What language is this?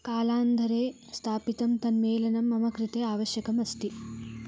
Sanskrit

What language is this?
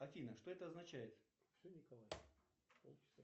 Russian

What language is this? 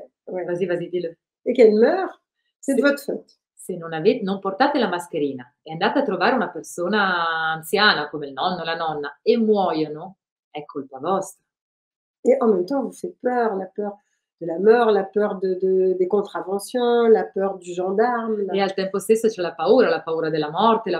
Italian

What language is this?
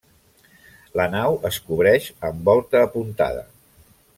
Catalan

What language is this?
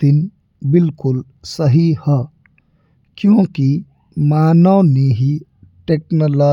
Bhojpuri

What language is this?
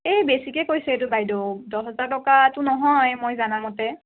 Assamese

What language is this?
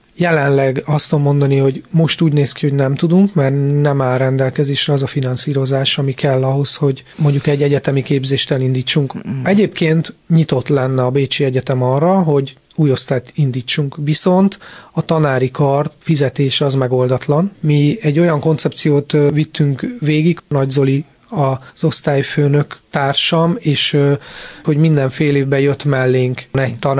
Hungarian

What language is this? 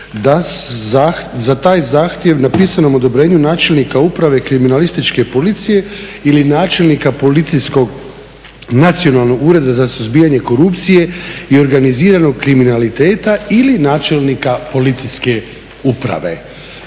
Croatian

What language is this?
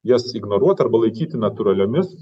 Lithuanian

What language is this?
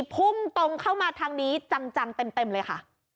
Thai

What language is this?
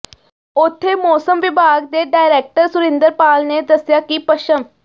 Punjabi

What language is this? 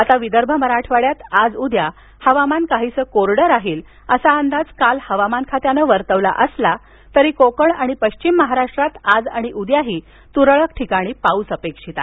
Marathi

